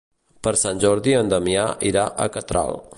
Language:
Catalan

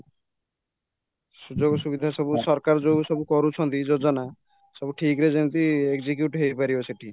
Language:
Odia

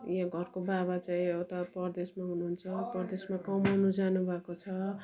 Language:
Nepali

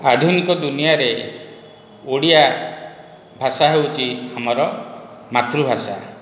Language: Odia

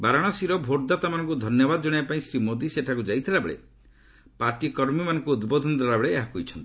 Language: Odia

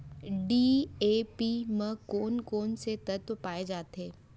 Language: Chhattisgarhi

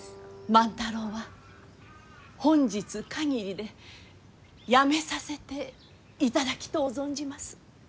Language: Japanese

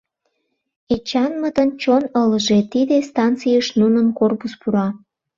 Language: Mari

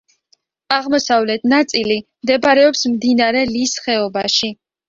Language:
Georgian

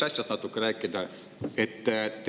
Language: Estonian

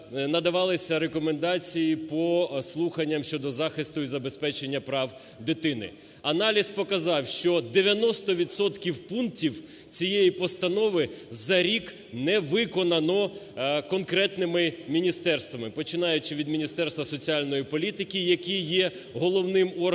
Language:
Ukrainian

